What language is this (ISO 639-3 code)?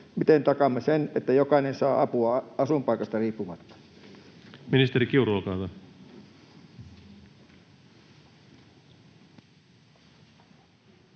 fin